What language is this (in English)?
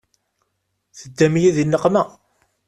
Kabyle